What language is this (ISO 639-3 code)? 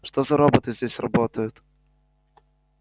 rus